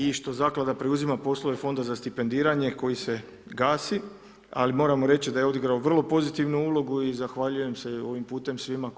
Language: Croatian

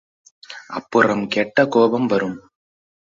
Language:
Tamil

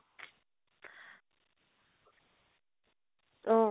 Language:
Assamese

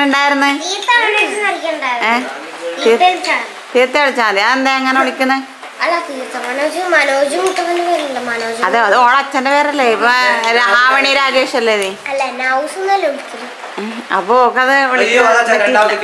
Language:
English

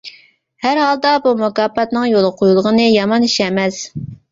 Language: Uyghur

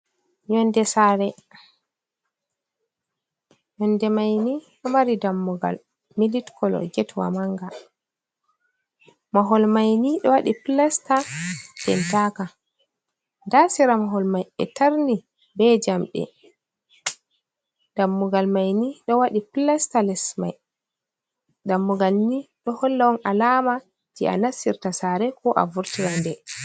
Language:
Fula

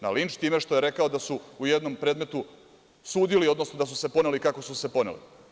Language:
Serbian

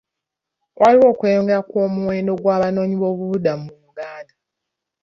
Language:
Ganda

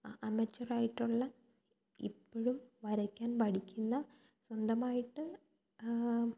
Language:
Malayalam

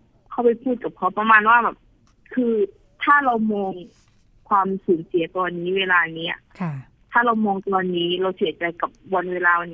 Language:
Thai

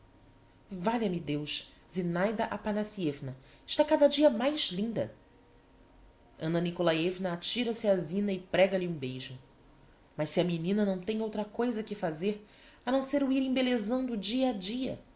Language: Portuguese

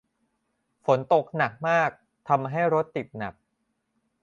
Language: Thai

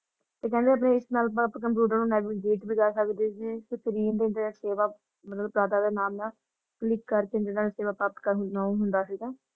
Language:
Punjabi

